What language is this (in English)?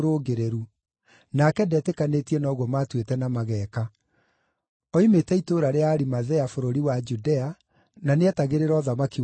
Kikuyu